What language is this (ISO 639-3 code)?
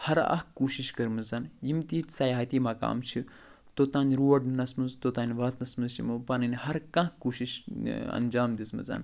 kas